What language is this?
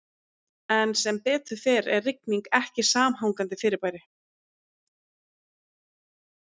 Icelandic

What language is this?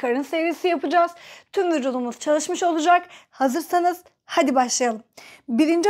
Turkish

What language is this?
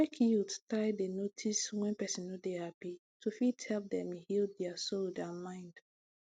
Nigerian Pidgin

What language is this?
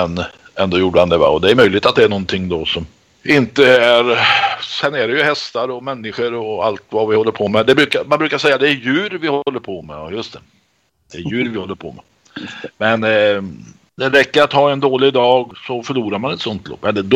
Swedish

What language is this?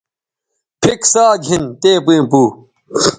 Bateri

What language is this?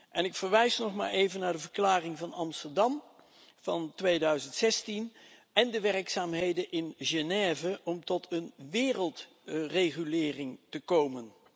Dutch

